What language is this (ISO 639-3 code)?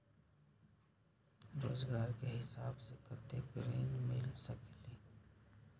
mag